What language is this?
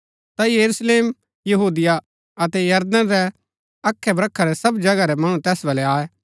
Gaddi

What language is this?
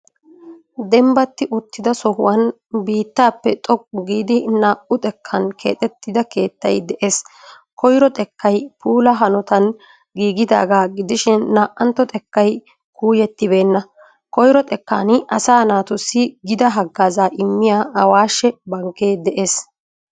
Wolaytta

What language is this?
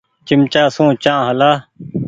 Goaria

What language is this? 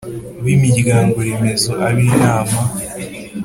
Kinyarwanda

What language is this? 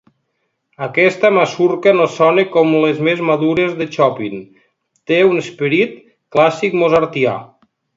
Catalan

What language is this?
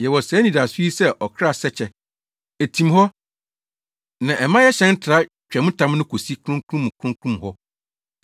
Akan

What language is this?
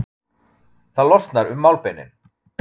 Icelandic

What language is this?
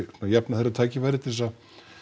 Icelandic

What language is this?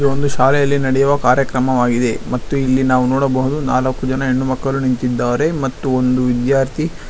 Kannada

